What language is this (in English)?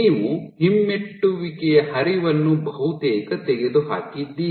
Kannada